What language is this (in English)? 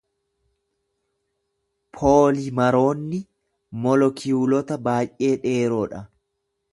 Oromo